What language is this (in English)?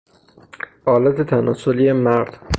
Persian